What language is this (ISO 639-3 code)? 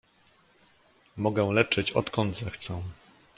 pol